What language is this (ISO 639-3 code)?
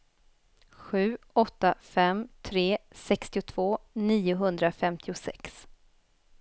swe